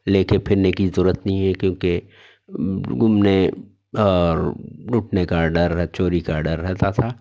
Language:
Urdu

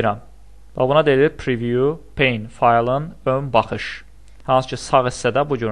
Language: Turkish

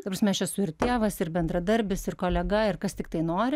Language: Lithuanian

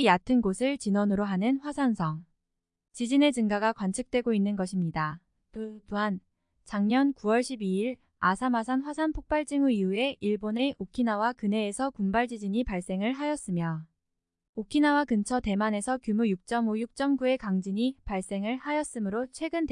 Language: Korean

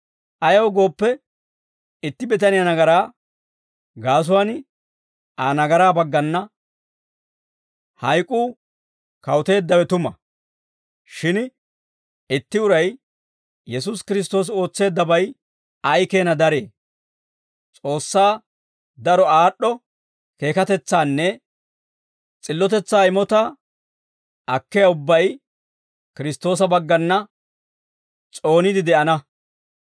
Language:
Dawro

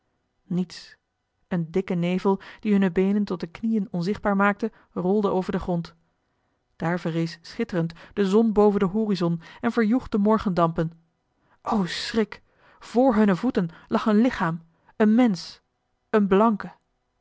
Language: Dutch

